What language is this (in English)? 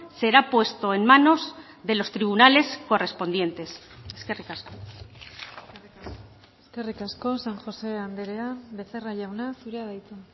Basque